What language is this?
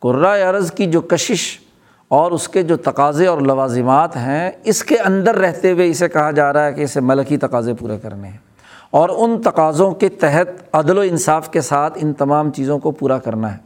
Urdu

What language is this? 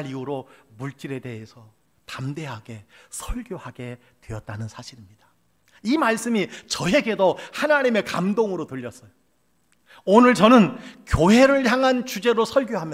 Korean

